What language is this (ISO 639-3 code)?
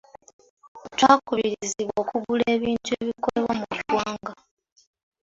lug